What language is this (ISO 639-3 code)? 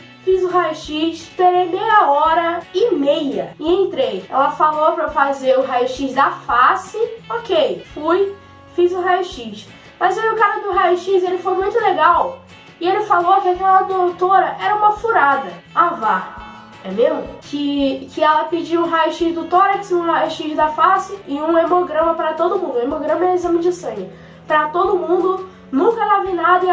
por